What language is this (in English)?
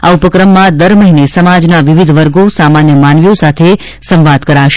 Gujarati